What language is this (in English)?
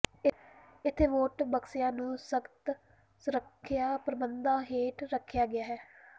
Punjabi